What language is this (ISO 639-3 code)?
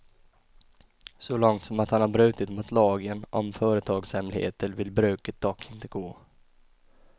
swe